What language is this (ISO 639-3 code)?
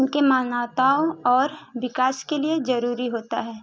hin